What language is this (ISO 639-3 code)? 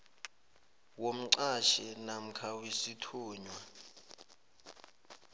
nbl